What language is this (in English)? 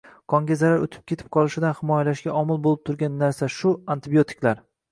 Uzbek